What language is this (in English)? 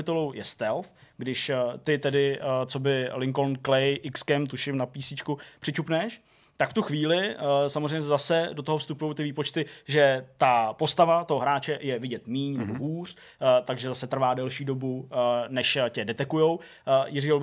Czech